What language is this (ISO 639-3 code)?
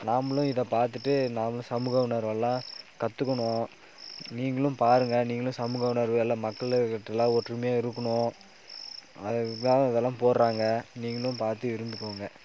tam